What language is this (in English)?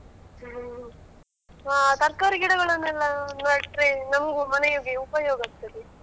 Kannada